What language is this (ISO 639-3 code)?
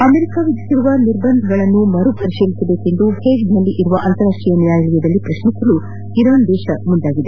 kan